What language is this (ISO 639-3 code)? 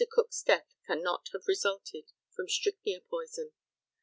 eng